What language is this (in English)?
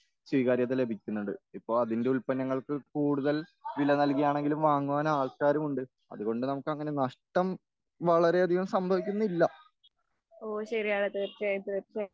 Malayalam